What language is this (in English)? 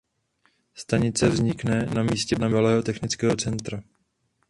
Czech